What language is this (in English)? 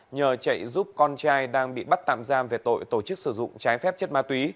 Vietnamese